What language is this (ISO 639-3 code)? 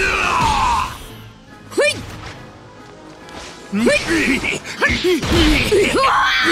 jpn